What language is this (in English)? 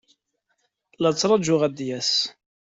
Kabyle